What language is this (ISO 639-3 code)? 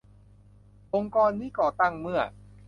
tha